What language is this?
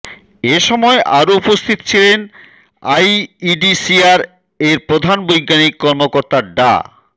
Bangla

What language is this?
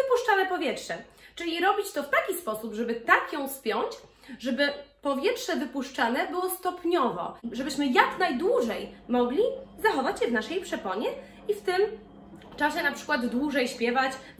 Polish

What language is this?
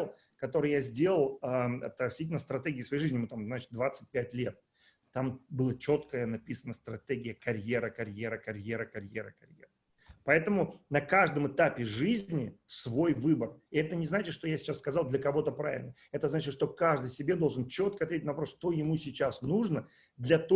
Russian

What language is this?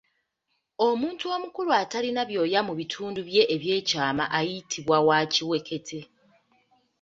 Ganda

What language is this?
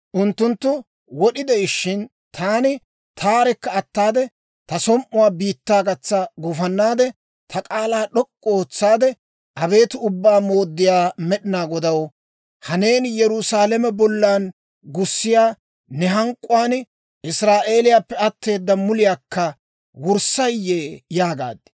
Dawro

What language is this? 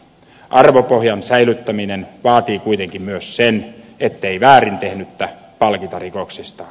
Finnish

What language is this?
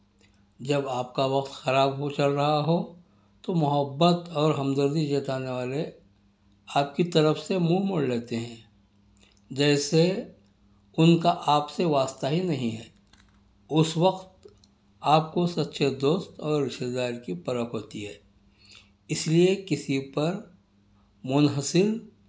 Urdu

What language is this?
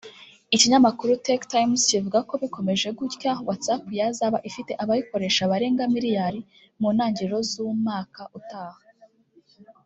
Kinyarwanda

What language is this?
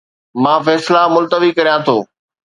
Sindhi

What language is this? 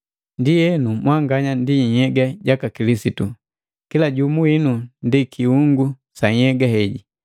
Matengo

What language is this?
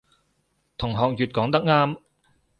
Cantonese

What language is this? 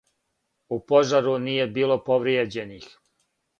Serbian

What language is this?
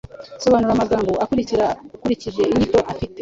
Kinyarwanda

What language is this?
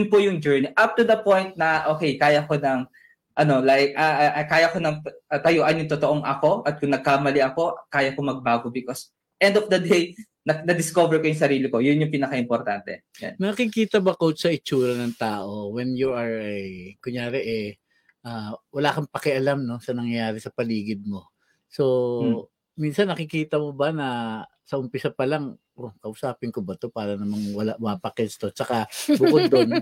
Filipino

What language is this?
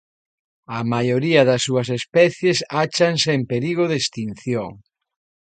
Galician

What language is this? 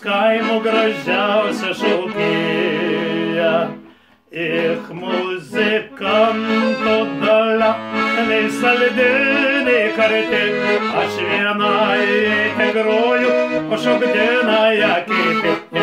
Romanian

